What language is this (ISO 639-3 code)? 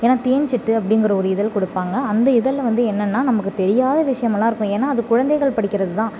tam